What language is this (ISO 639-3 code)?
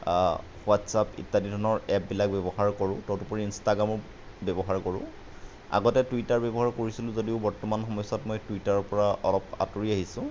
asm